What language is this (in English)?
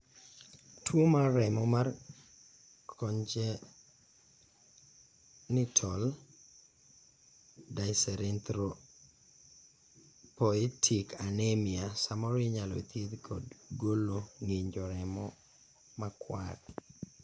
Luo (Kenya and Tanzania)